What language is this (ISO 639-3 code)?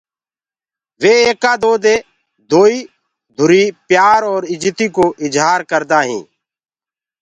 ggg